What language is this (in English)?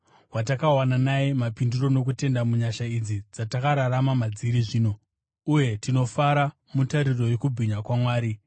Shona